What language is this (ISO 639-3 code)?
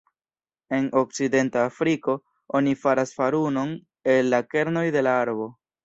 epo